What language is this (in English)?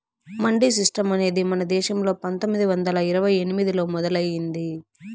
Telugu